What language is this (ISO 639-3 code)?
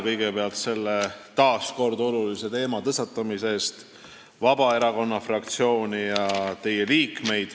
est